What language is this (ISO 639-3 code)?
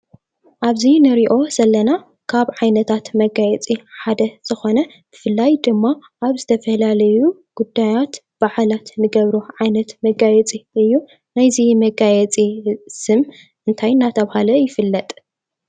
tir